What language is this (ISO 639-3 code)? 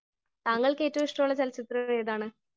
mal